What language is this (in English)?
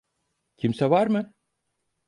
Turkish